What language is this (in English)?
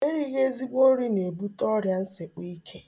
Igbo